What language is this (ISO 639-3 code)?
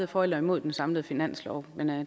dan